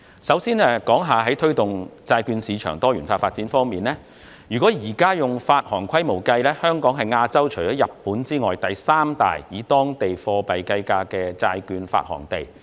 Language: Cantonese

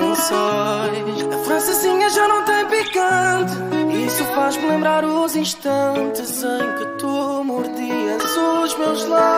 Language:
Romanian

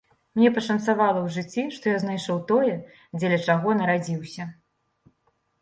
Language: Belarusian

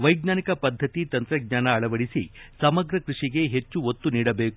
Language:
Kannada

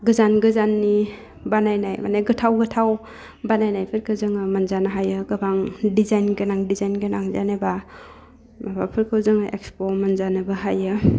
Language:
Bodo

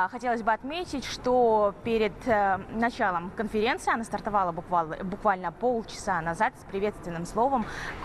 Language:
Russian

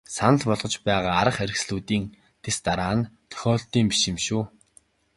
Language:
Mongolian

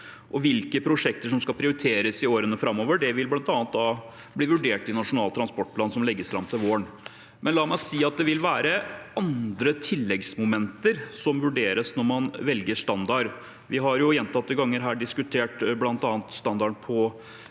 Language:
Norwegian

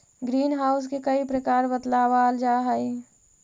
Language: Magahi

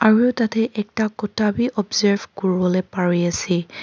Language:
Naga Pidgin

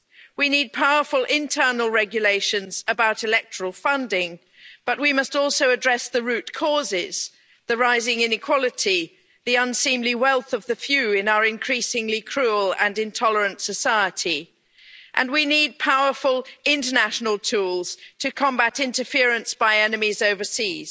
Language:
English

